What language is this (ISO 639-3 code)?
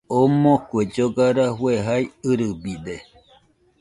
hux